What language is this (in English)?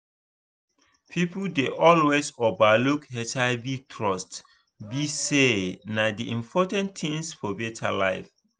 Nigerian Pidgin